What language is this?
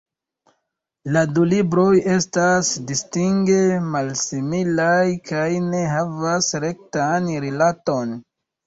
Esperanto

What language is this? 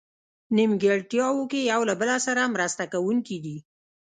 Pashto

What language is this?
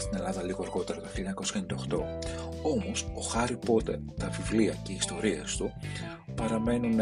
Greek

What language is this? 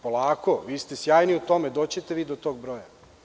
Serbian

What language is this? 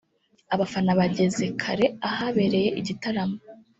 Kinyarwanda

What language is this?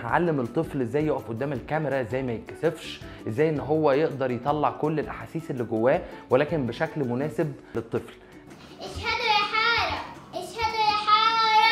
Arabic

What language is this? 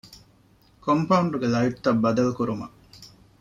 Divehi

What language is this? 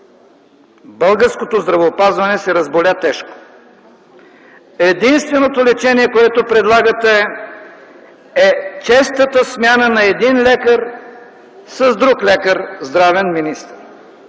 Bulgarian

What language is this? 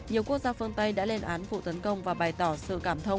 Vietnamese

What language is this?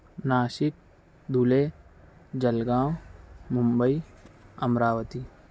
Urdu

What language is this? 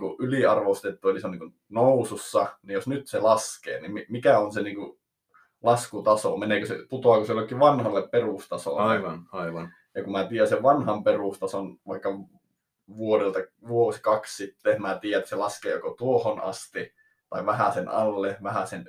Finnish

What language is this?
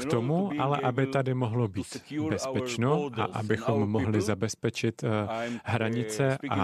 Czech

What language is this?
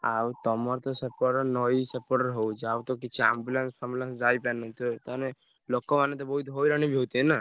Odia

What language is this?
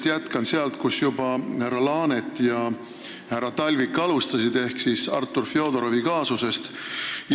Estonian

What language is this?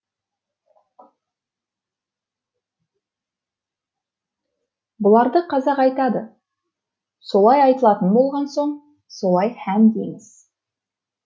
Kazakh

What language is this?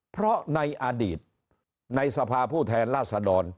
Thai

